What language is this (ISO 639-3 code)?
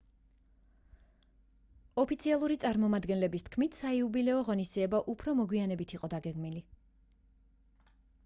kat